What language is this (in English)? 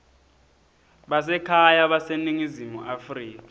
Swati